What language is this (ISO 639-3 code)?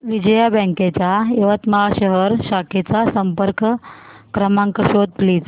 mar